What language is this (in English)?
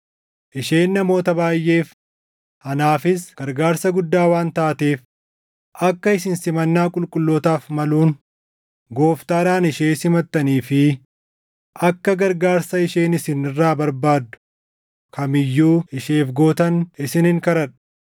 Oromo